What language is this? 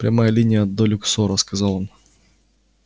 Russian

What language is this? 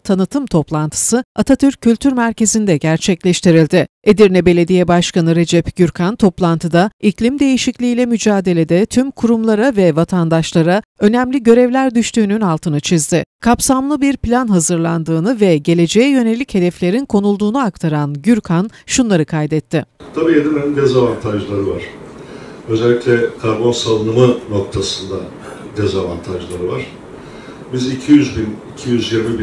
Turkish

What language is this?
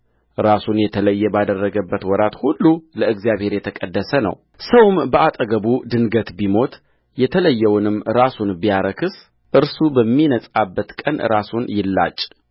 Amharic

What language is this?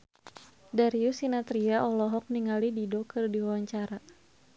Sundanese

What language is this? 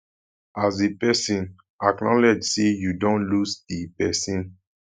Nigerian Pidgin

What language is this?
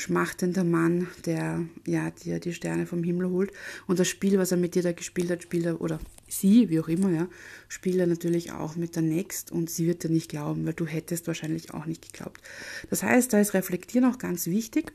German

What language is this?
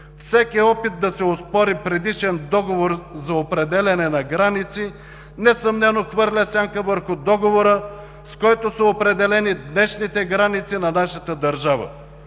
Bulgarian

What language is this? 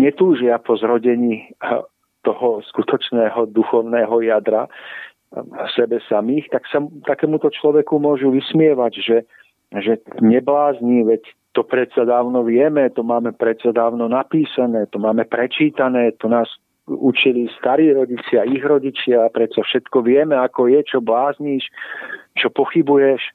Slovak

